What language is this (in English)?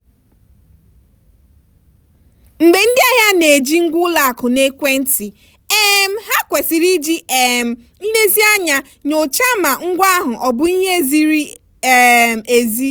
Igbo